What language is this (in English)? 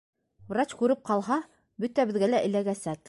Bashkir